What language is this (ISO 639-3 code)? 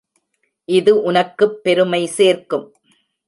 tam